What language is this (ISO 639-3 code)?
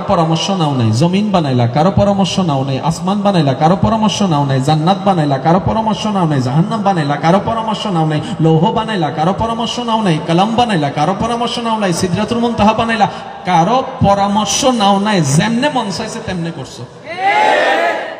ron